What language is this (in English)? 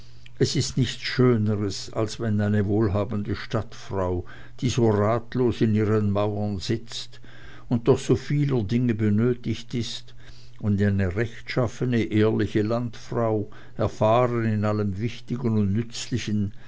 German